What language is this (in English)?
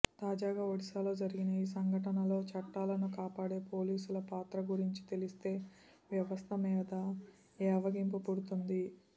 Telugu